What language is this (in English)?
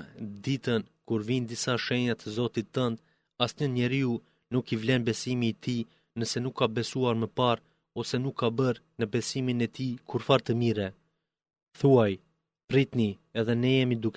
Greek